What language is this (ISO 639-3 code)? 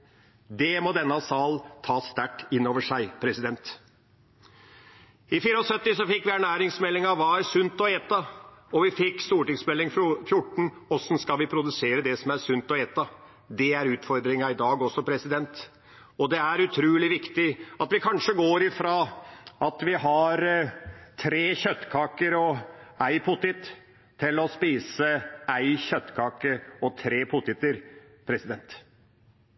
nob